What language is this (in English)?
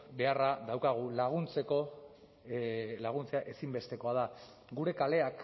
Basque